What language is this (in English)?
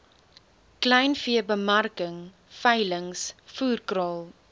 Afrikaans